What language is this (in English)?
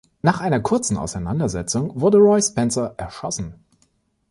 German